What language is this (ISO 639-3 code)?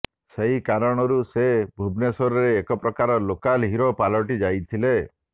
ori